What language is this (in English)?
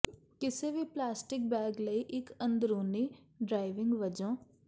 Punjabi